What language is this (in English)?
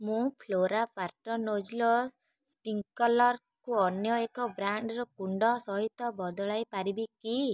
Odia